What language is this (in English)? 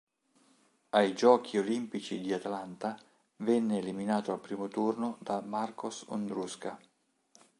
Italian